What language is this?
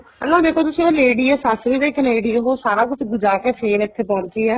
Punjabi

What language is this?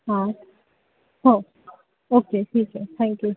Marathi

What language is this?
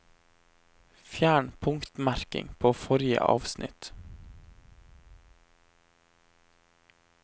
Norwegian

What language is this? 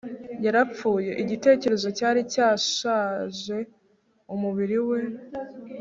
Kinyarwanda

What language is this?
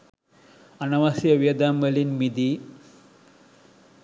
Sinhala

